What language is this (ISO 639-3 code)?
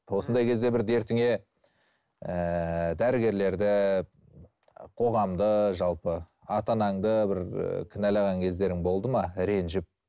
kaz